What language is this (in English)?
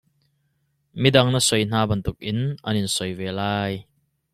Hakha Chin